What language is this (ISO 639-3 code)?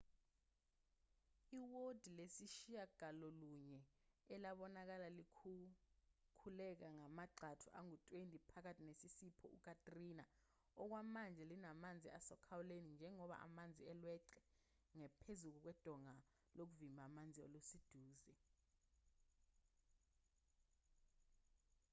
zul